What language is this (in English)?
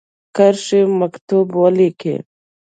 Pashto